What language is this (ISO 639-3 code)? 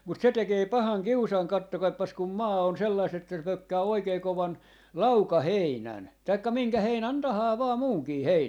fin